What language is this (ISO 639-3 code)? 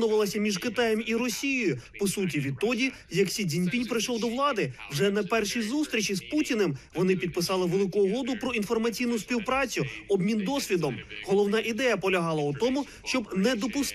ukr